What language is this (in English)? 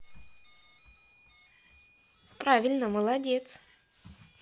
Russian